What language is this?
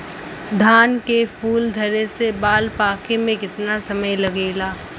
Bhojpuri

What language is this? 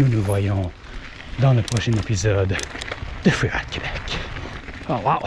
French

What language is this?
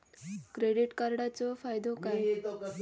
Marathi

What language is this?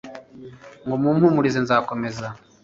Kinyarwanda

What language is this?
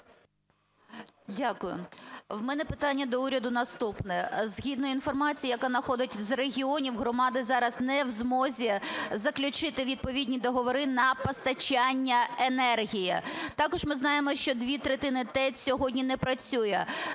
Ukrainian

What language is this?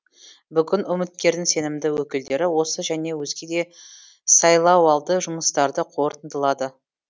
Kazakh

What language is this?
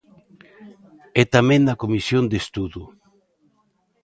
Galician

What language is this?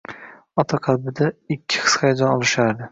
Uzbek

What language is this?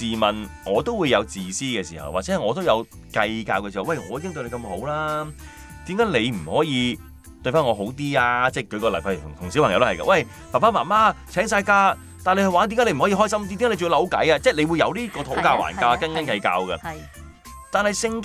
Chinese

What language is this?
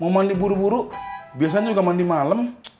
Indonesian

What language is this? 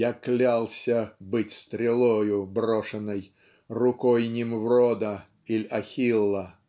Russian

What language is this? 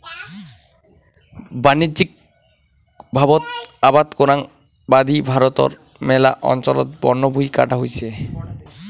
Bangla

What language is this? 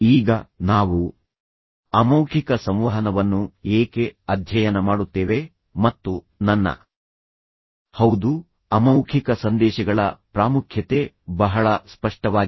Kannada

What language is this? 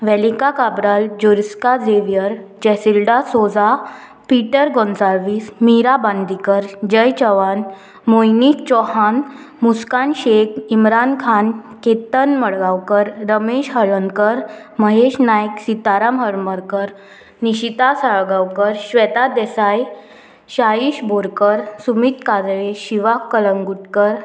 Konkani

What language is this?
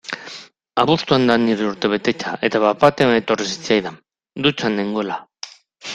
Basque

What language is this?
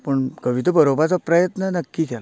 Konkani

